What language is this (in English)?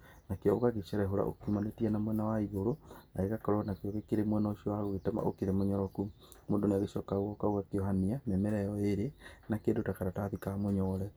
Kikuyu